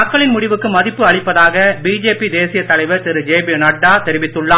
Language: Tamil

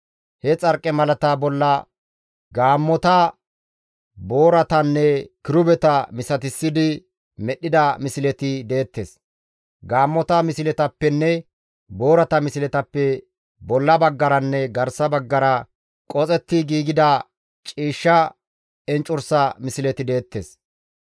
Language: Gamo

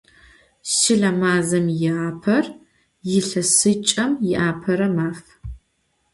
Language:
Adyghe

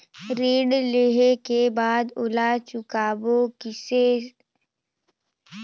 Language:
Chhattisgarhi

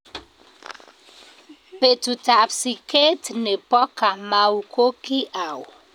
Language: Kalenjin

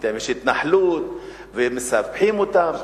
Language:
Hebrew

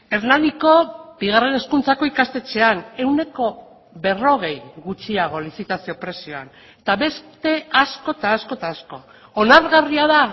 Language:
Basque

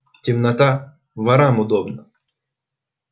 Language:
Russian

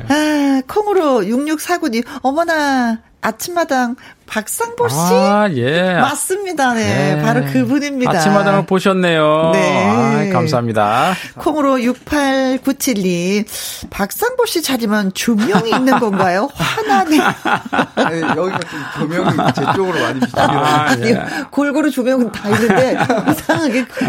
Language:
Korean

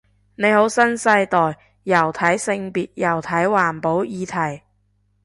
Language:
Cantonese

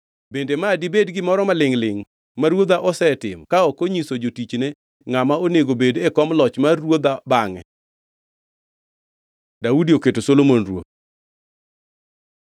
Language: Luo (Kenya and Tanzania)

